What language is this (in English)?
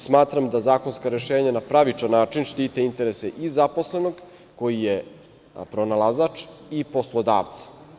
Serbian